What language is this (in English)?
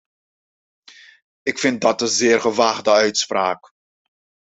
Dutch